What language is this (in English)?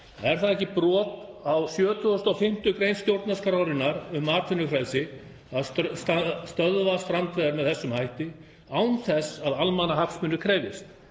Icelandic